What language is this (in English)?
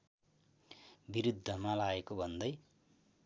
Nepali